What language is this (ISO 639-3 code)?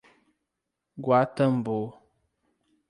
por